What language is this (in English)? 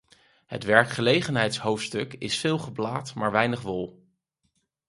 Dutch